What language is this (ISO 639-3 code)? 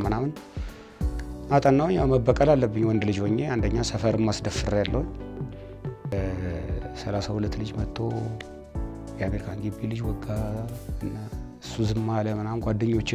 ara